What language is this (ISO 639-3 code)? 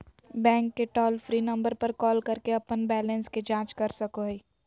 mag